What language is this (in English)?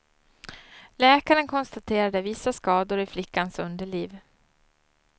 Swedish